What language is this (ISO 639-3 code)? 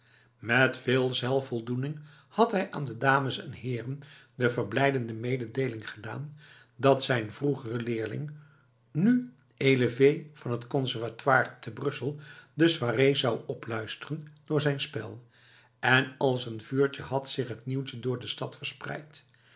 nld